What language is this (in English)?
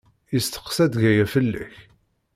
Kabyle